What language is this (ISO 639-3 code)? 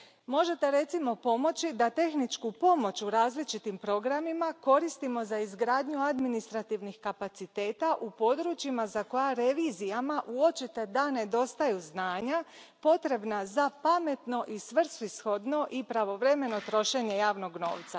hrv